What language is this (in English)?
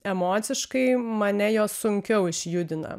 Lithuanian